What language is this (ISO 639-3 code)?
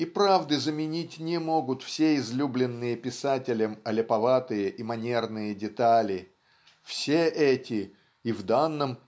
rus